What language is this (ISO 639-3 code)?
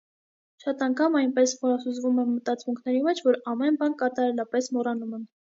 hye